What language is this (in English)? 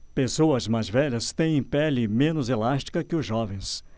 Portuguese